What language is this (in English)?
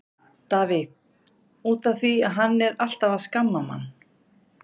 Icelandic